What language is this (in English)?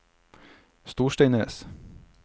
Norwegian